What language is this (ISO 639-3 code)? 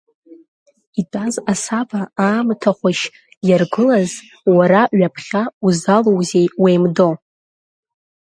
abk